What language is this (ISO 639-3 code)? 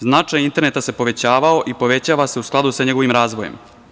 srp